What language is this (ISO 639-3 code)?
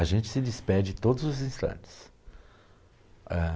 por